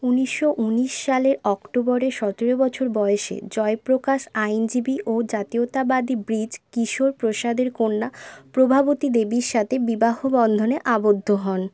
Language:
Bangla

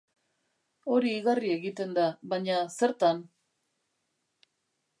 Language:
Basque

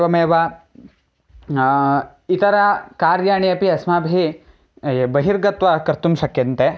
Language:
Sanskrit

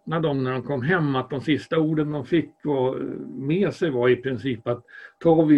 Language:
Swedish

